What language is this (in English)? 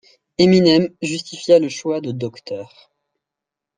French